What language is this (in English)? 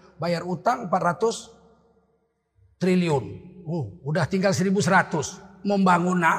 Indonesian